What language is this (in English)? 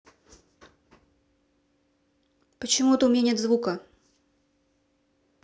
Russian